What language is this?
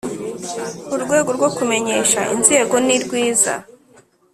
Kinyarwanda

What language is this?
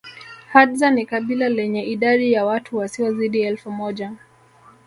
Swahili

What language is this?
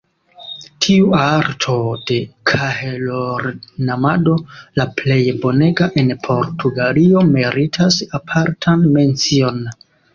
Esperanto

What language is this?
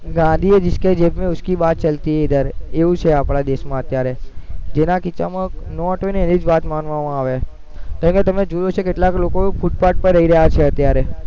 Gujarati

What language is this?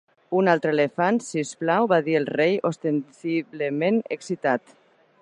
Catalan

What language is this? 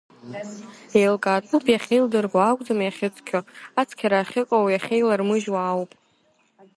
Abkhazian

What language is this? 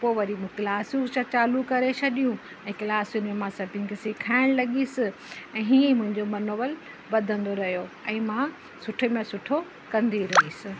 Sindhi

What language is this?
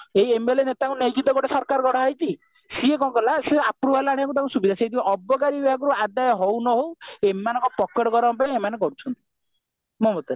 Odia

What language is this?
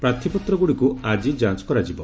Odia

